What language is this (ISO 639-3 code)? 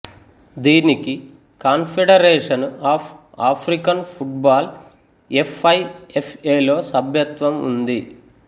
tel